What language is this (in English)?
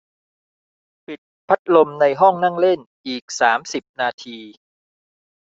Thai